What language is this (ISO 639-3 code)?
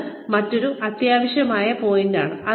mal